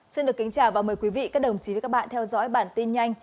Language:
Vietnamese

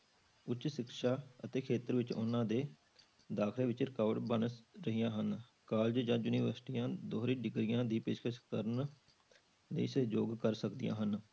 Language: Punjabi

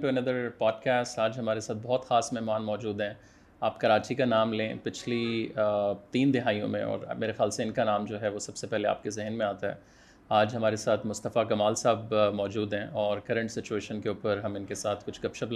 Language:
Urdu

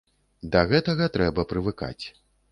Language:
Belarusian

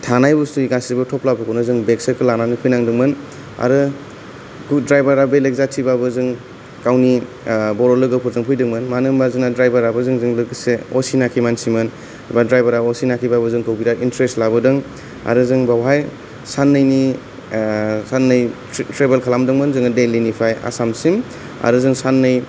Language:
Bodo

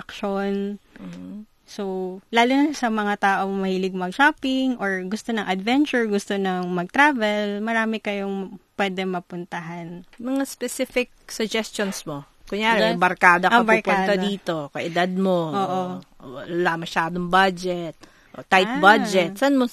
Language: Filipino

